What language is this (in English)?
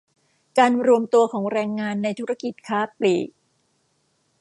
Thai